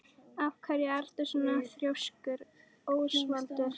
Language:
Icelandic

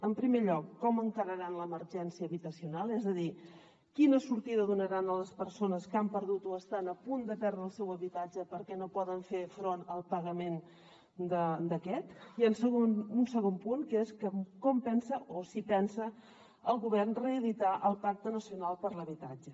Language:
Catalan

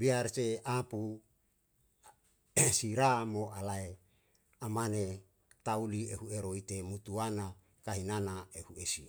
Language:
Yalahatan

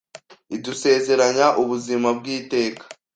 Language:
Kinyarwanda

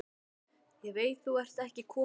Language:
Icelandic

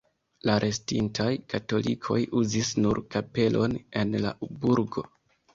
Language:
Esperanto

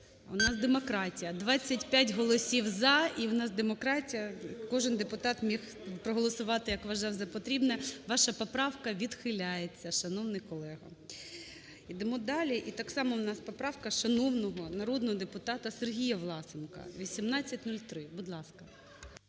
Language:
Ukrainian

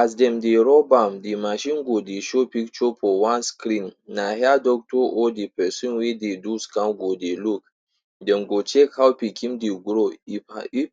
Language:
Nigerian Pidgin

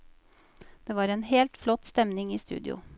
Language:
Norwegian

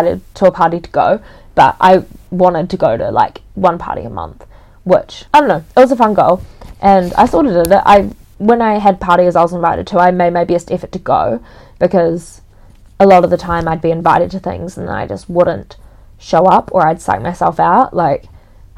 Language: English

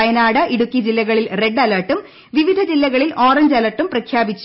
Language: Malayalam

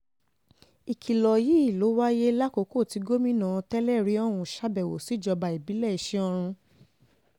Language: Yoruba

